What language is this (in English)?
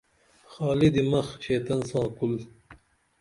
Dameli